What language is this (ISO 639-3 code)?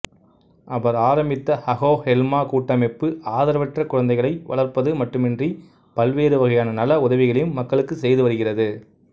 tam